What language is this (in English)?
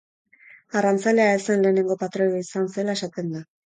Basque